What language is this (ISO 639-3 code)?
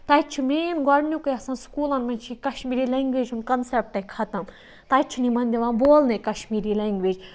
kas